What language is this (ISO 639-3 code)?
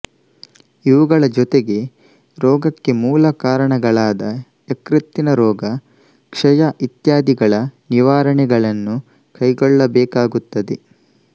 kan